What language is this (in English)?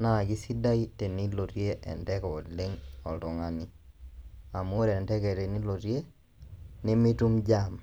Masai